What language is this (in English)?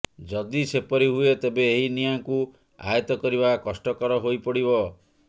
Odia